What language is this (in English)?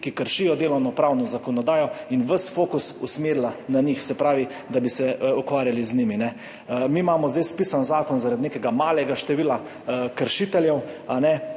Slovenian